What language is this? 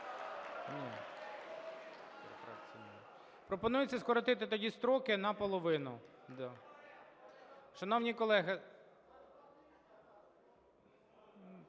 Ukrainian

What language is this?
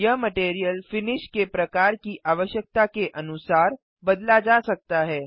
Hindi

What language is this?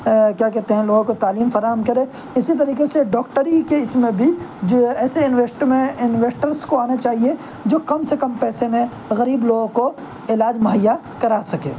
Urdu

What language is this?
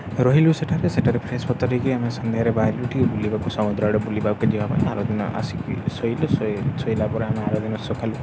Odia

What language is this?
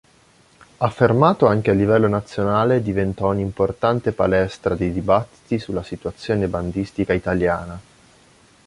Italian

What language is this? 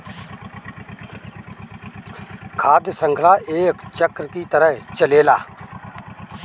Bhojpuri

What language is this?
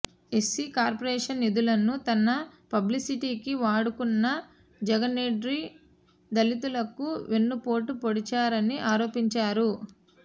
Telugu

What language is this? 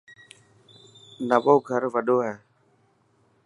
Dhatki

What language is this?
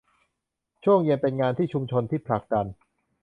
Thai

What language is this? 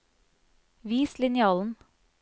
Norwegian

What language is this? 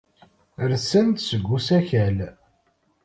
Kabyle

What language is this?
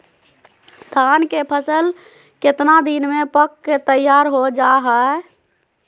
Magahi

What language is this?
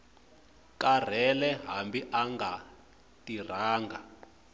Tsonga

